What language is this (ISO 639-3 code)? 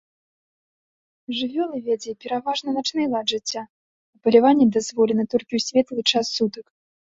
bel